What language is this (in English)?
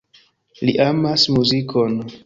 Esperanto